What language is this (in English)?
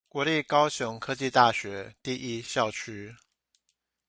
Chinese